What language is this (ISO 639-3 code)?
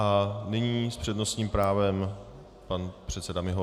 ces